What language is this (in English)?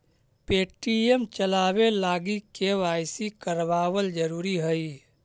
Magahi